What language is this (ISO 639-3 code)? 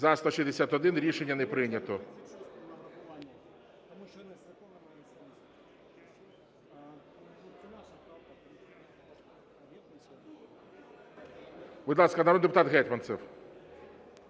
ukr